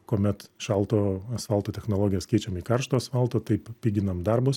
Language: Lithuanian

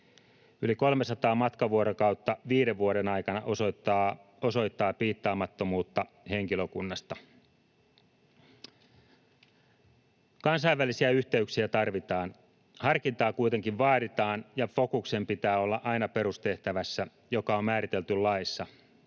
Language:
Finnish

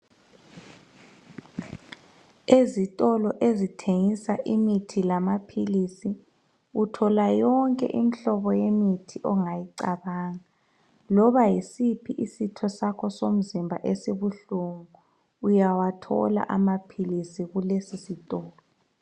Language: North Ndebele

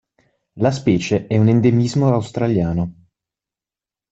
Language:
Italian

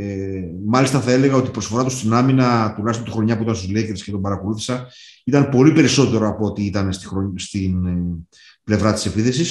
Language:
Greek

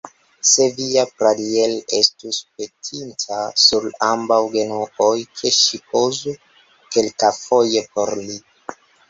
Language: Esperanto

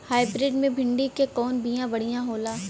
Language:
Bhojpuri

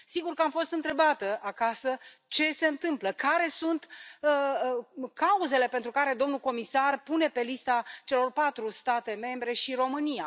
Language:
Romanian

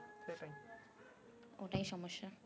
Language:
Bangla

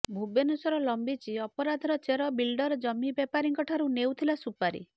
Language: Odia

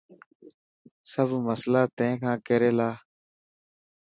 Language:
Dhatki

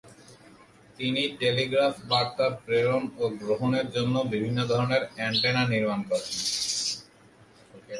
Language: Bangla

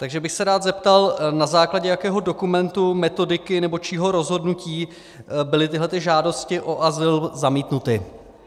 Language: Czech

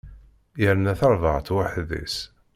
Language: Kabyle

